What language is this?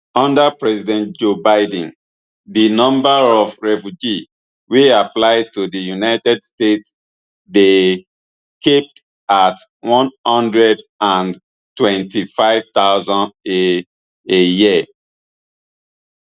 Nigerian Pidgin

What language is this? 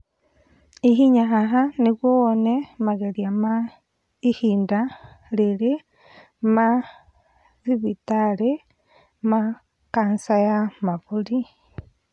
Kikuyu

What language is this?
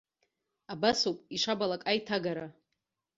Abkhazian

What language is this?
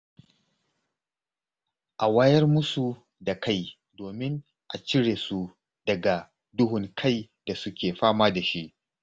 Hausa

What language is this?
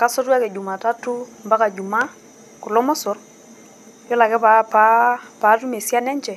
Masai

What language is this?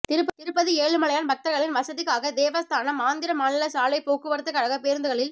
Tamil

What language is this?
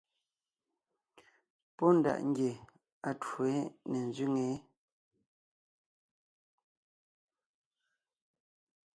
Ngiemboon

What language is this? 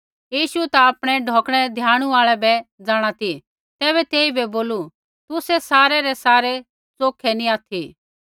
Kullu Pahari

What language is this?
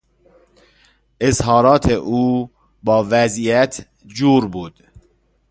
Persian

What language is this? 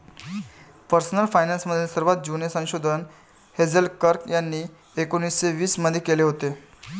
Marathi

